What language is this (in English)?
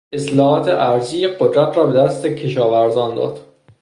Persian